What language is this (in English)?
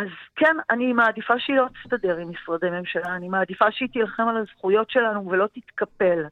Hebrew